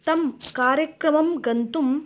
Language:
Sanskrit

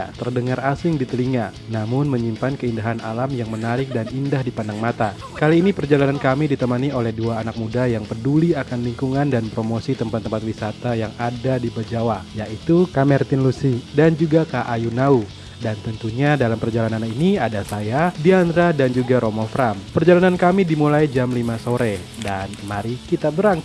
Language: Indonesian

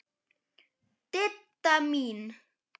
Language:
Icelandic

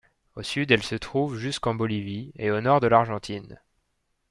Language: French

